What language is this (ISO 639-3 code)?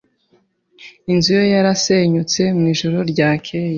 kin